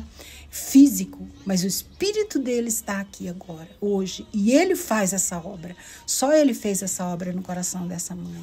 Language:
Portuguese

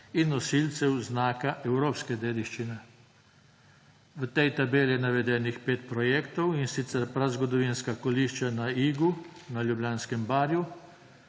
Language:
Slovenian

